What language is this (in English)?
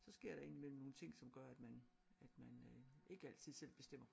Danish